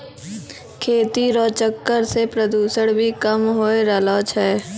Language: Maithili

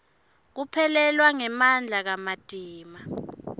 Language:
Swati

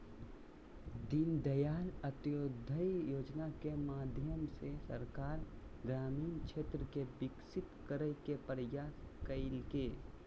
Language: Magahi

